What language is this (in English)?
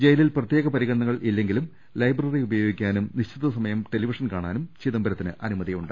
Malayalam